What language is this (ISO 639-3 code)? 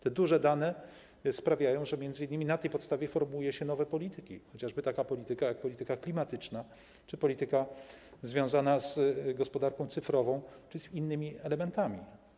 pol